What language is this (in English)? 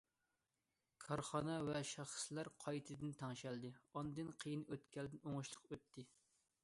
Uyghur